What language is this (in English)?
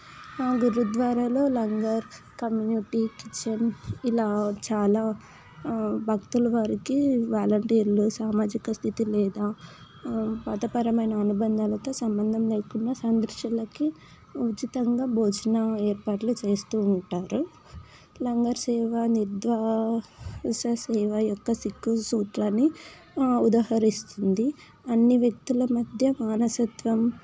Telugu